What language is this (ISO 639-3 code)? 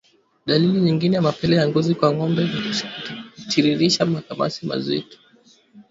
swa